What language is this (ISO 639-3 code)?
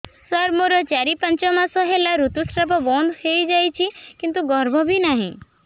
ori